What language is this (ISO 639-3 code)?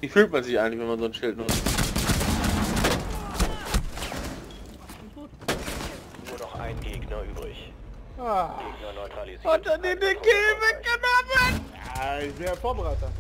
deu